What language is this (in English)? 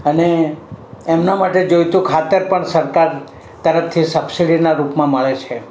Gujarati